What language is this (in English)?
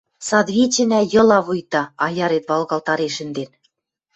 Western Mari